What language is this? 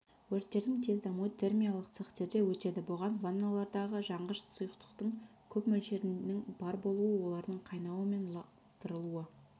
Kazakh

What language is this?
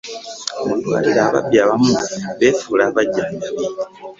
Ganda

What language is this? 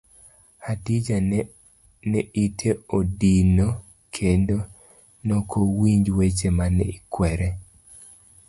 Luo (Kenya and Tanzania)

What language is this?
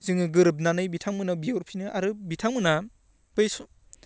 Bodo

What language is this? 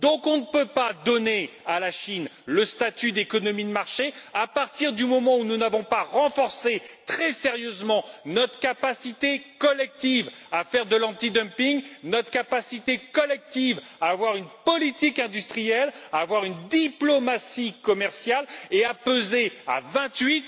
French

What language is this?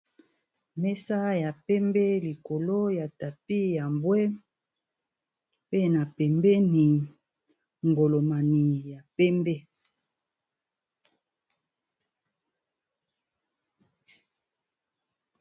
Lingala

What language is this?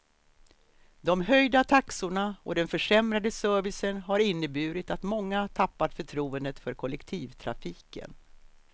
Swedish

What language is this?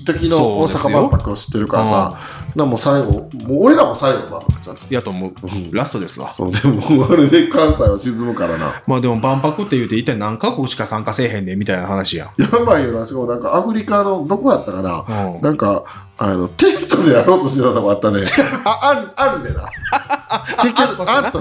Japanese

